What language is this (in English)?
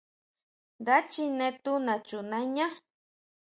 Huautla Mazatec